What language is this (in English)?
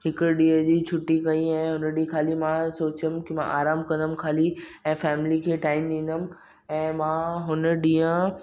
Sindhi